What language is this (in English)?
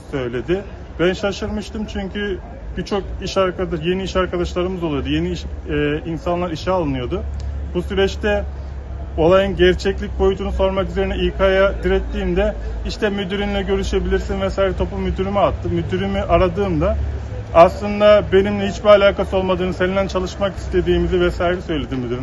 Turkish